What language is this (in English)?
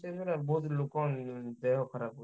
Odia